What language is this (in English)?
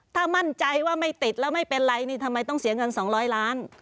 Thai